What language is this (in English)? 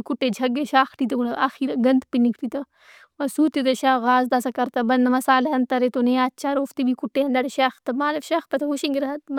Brahui